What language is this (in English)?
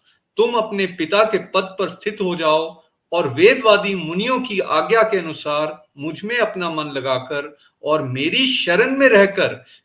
Hindi